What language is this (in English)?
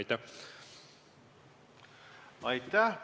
Estonian